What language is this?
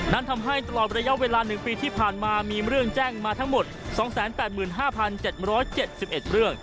Thai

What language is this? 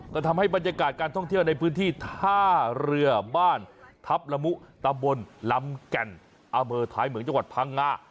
Thai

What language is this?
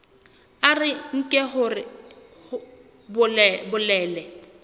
Southern Sotho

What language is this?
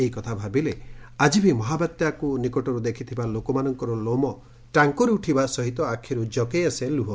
Odia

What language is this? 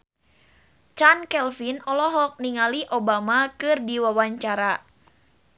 Sundanese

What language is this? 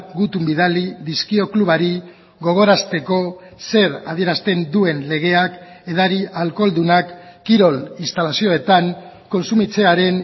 Basque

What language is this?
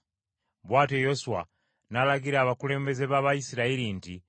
Ganda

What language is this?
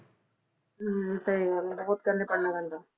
Punjabi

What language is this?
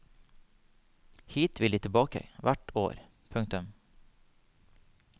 Norwegian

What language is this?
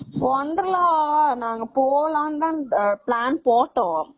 Tamil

